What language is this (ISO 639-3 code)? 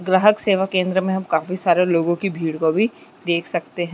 hne